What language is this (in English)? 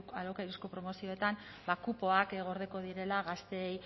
Basque